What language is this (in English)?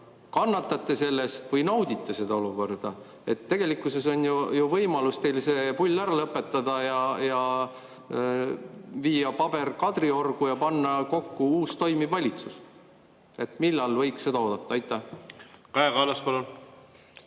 Estonian